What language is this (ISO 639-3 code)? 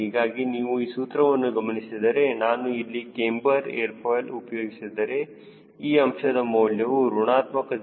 kan